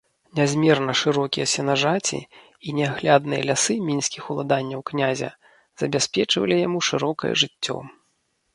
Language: Belarusian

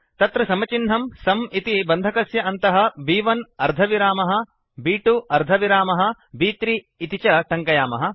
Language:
Sanskrit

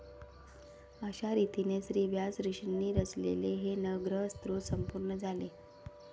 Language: Marathi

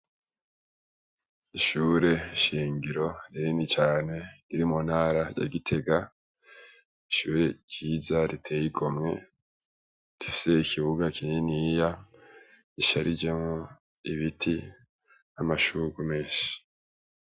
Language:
Rundi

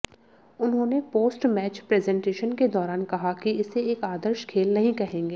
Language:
Hindi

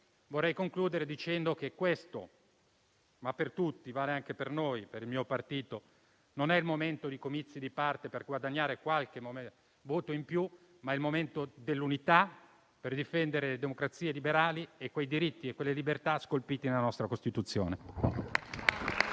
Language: Italian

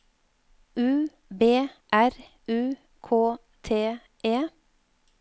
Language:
Norwegian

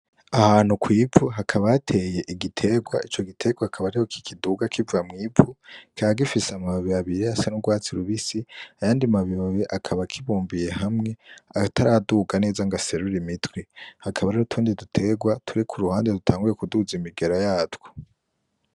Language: Rundi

